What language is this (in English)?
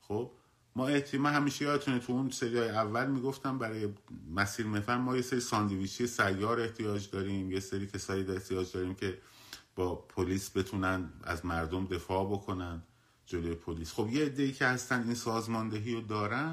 Persian